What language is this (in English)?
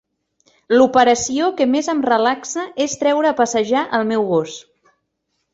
Catalan